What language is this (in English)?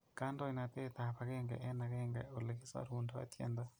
Kalenjin